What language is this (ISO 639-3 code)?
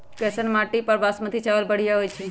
mag